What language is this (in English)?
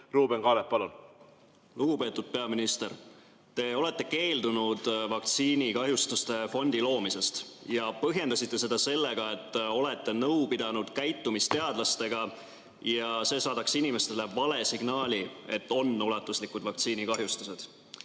Estonian